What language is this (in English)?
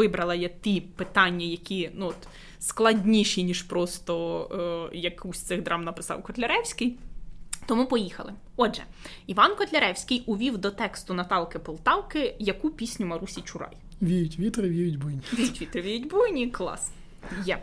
Ukrainian